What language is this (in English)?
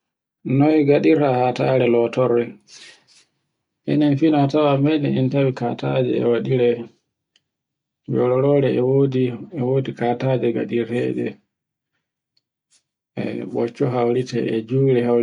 Borgu Fulfulde